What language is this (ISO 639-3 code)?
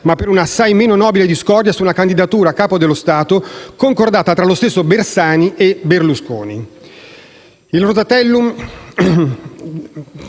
ita